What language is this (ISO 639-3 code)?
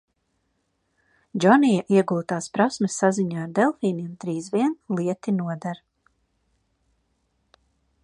lav